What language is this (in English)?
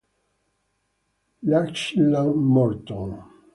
Italian